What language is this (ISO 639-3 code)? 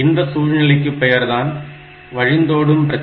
tam